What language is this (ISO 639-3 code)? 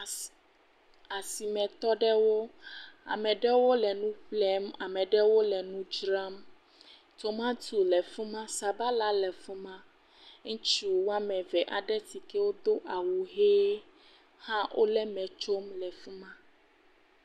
ewe